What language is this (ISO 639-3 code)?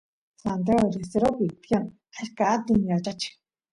qus